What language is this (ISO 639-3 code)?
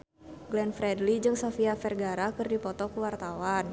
sun